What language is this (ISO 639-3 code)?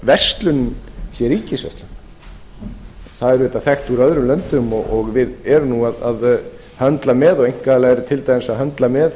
isl